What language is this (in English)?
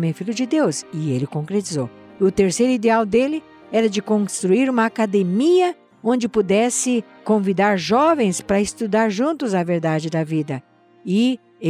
Portuguese